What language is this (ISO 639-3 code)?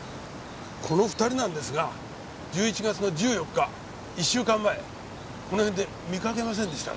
jpn